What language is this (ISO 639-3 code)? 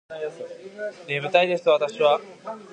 jpn